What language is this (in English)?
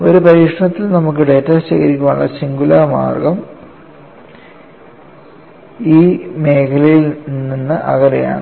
Malayalam